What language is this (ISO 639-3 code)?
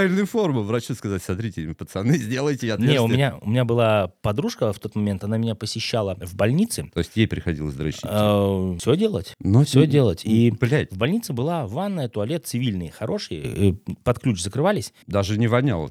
rus